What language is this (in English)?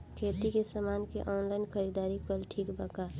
Bhojpuri